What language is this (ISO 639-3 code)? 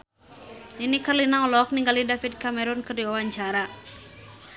sun